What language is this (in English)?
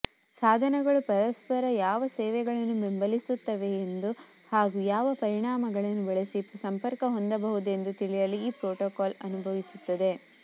Kannada